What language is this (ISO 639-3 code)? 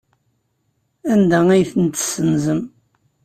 kab